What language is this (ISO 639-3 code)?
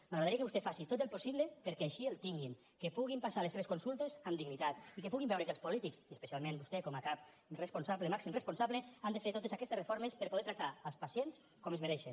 cat